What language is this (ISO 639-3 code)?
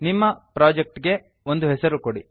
kan